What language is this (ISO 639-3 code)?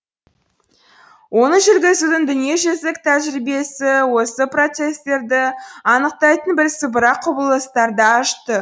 kaz